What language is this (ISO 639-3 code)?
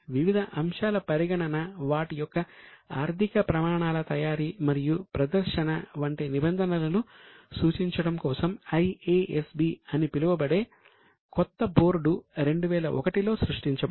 tel